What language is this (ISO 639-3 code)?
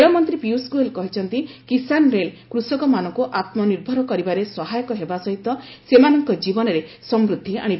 ori